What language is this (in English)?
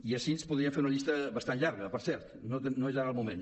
Catalan